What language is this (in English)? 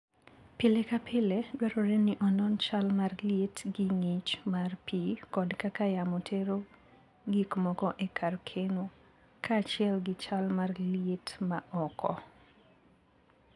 Luo (Kenya and Tanzania)